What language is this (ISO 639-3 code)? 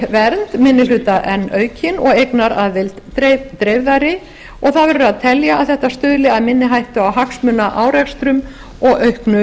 isl